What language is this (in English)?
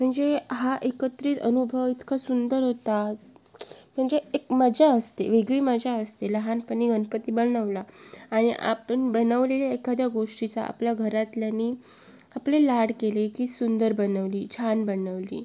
Marathi